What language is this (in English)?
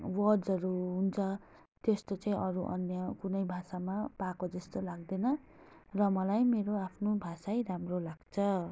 Nepali